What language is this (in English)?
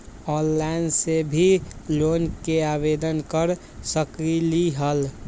Magahi